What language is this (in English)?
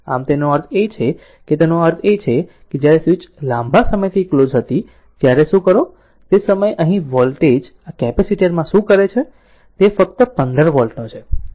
Gujarati